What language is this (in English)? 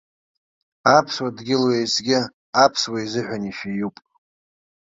Abkhazian